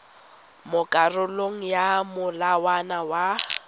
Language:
Tswana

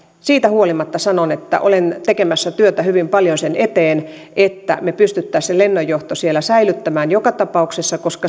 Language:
Finnish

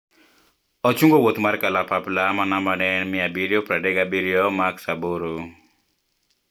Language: Luo (Kenya and Tanzania)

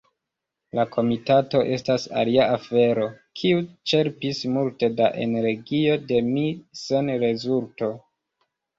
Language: Esperanto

